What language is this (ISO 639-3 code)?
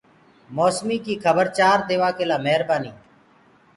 ggg